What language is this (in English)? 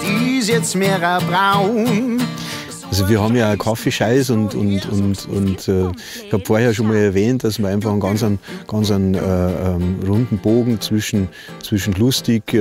German